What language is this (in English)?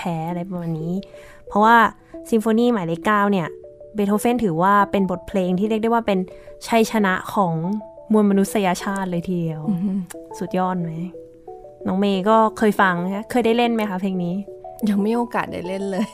Thai